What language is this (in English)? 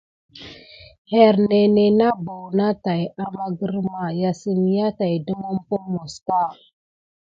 Gidar